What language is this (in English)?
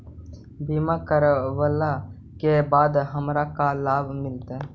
Magahi